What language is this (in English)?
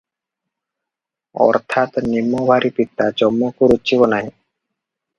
Odia